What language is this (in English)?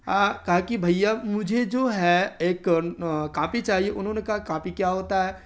Urdu